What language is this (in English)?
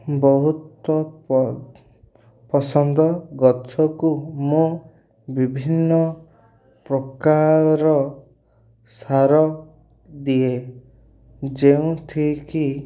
Odia